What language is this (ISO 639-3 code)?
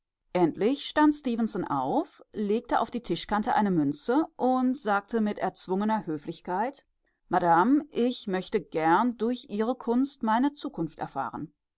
deu